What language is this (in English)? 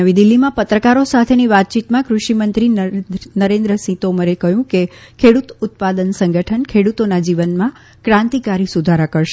Gujarati